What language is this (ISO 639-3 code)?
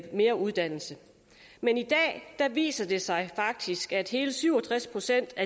dan